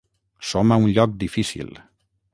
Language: Catalan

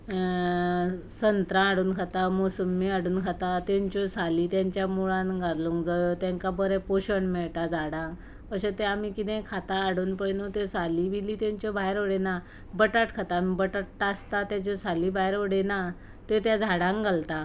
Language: Konkani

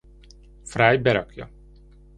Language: Hungarian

